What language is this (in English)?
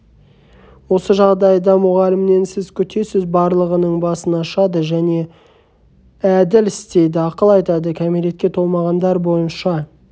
Kazakh